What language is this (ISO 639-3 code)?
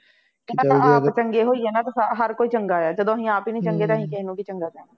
pan